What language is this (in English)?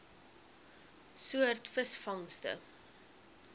Afrikaans